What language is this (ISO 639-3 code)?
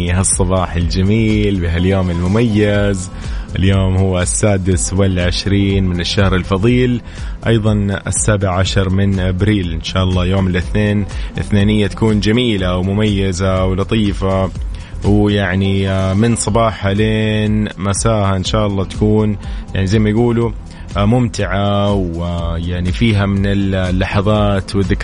ara